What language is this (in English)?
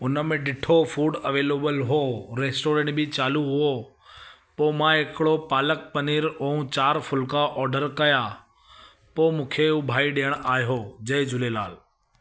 Sindhi